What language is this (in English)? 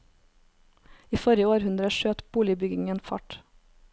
Norwegian